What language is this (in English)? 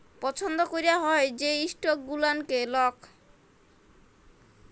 Bangla